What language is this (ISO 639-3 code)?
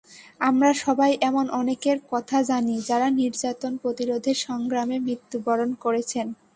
ben